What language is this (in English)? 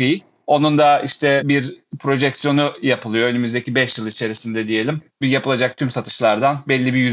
Turkish